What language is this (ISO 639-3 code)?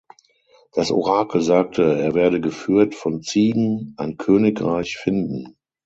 deu